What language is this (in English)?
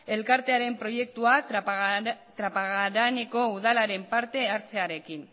Basque